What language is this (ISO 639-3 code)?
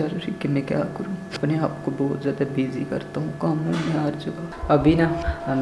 hin